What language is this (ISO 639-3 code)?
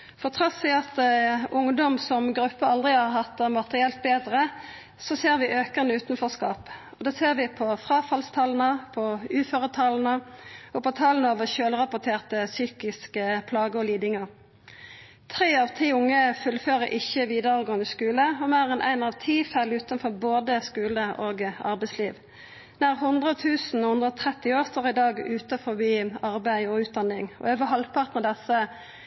nno